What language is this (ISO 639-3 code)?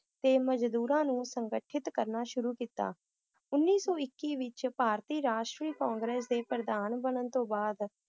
pan